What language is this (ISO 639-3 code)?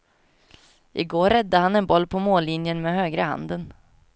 swe